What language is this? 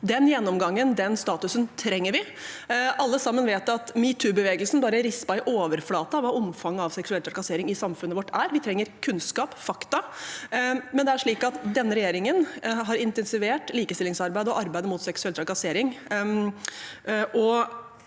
Norwegian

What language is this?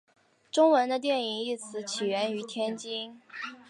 Chinese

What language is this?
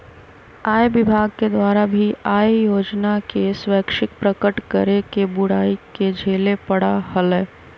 Magahi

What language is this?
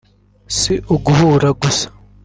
Kinyarwanda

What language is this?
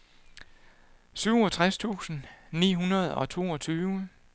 Danish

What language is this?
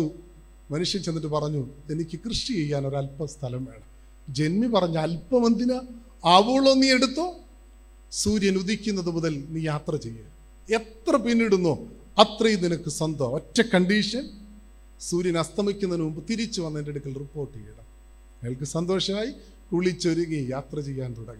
Malayalam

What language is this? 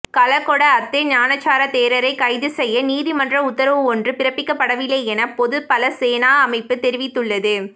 Tamil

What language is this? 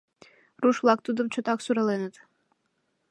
Mari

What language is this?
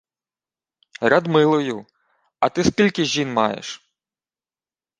Ukrainian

